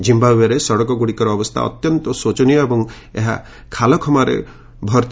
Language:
Odia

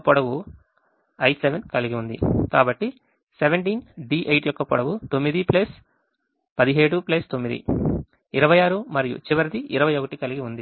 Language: Telugu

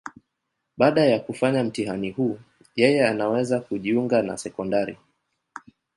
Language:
Swahili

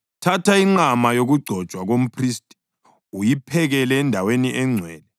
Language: North Ndebele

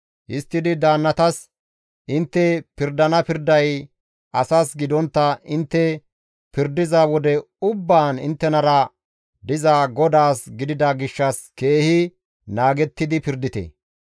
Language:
Gamo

